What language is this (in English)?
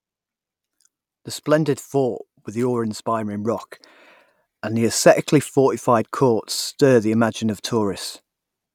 English